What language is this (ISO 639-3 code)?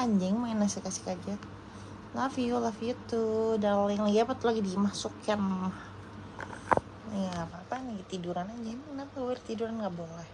ind